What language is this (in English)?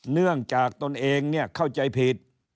Thai